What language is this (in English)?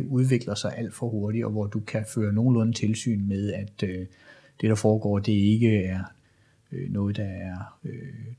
Danish